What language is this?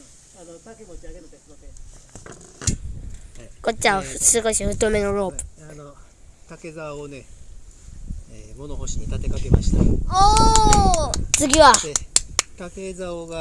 Japanese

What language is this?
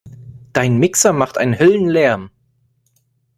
German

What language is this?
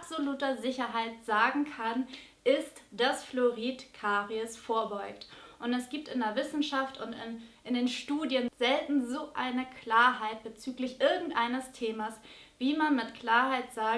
German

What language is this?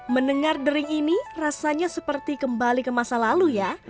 Indonesian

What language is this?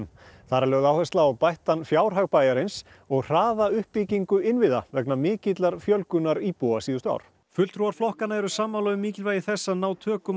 Icelandic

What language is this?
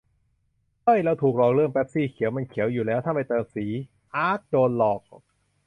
Thai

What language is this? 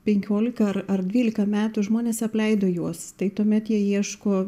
Lithuanian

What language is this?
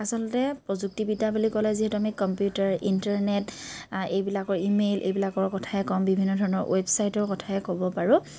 Assamese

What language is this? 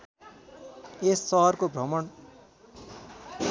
Nepali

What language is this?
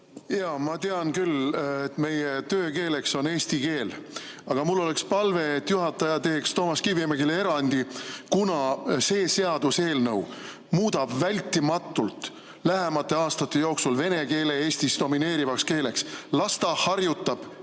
Estonian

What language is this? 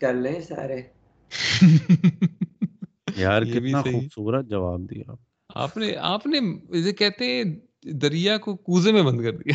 Urdu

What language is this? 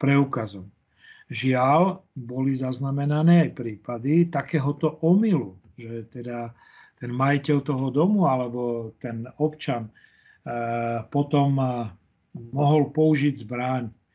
Slovak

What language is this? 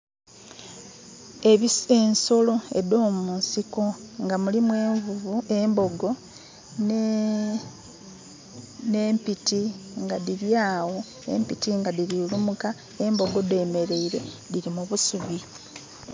Soga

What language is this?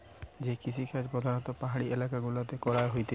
Bangla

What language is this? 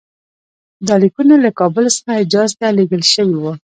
Pashto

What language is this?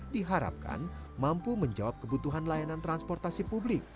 Indonesian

